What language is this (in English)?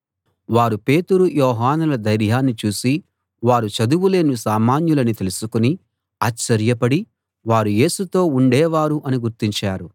Telugu